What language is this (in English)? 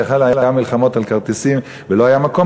Hebrew